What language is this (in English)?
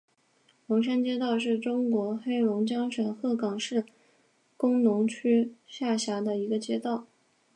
Chinese